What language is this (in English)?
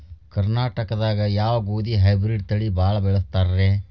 Kannada